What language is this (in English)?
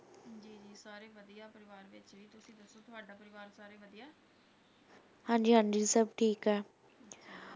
Punjabi